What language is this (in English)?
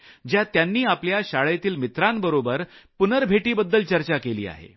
Marathi